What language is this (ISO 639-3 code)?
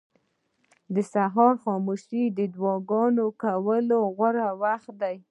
pus